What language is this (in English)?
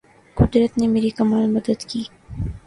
Urdu